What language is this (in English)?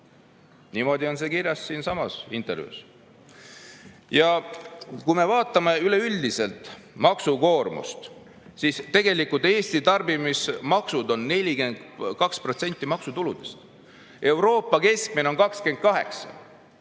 Estonian